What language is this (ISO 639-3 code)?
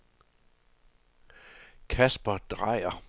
dan